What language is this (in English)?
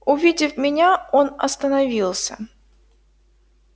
Russian